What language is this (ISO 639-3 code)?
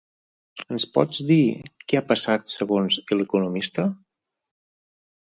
cat